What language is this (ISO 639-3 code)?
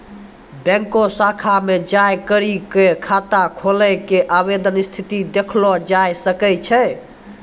mai